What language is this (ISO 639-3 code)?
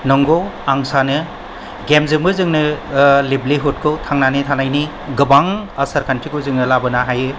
brx